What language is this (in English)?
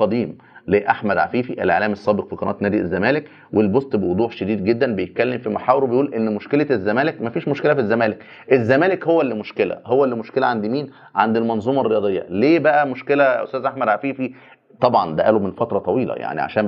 Arabic